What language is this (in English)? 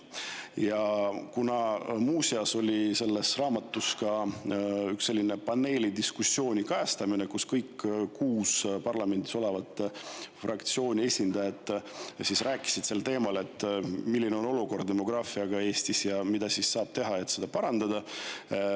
Estonian